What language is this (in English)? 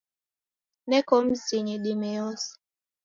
Taita